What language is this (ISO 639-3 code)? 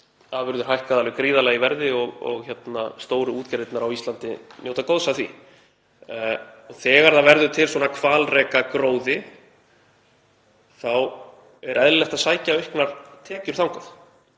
isl